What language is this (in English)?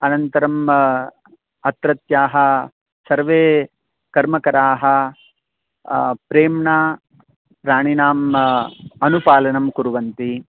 Sanskrit